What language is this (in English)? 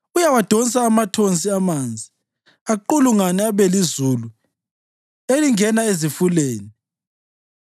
North Ndebele